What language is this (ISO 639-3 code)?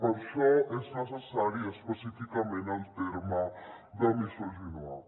cat